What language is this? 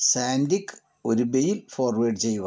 Malayalam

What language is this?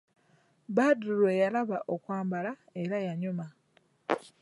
Ganda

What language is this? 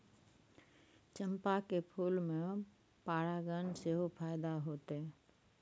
Maithili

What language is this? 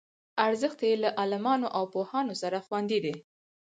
Pashto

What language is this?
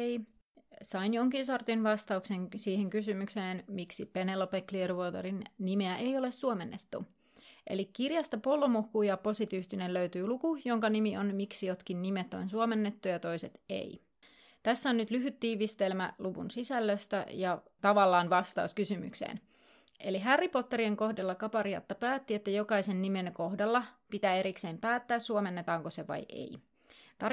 Finnish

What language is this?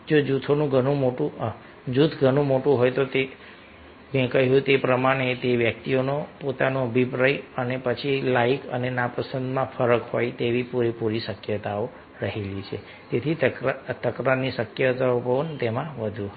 Gujarati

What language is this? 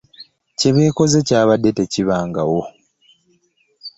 Ganda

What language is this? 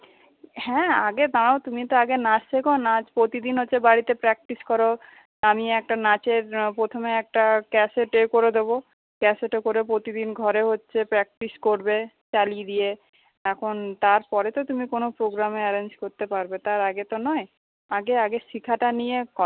Bangla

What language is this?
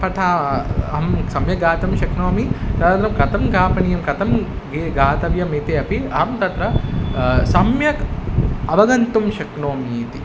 Sanskrit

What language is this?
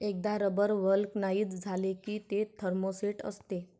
Marathi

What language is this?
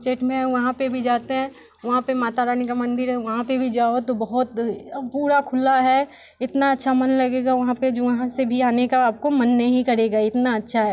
Hindi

